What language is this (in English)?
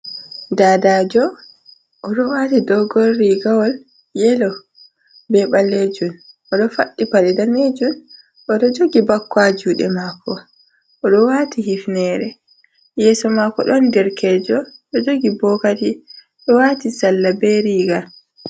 Fula